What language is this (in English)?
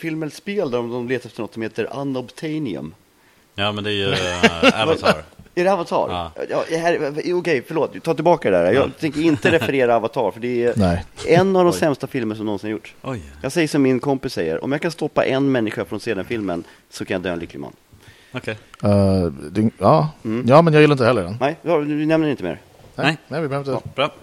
Swedish